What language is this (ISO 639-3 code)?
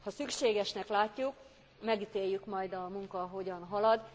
hun